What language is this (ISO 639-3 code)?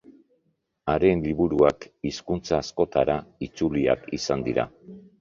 eus